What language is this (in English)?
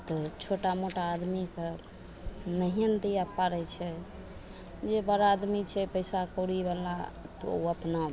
Maithili